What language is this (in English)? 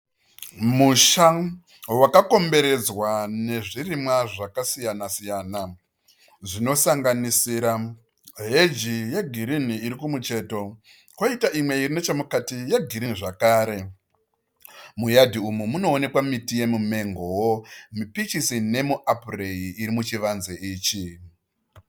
Shona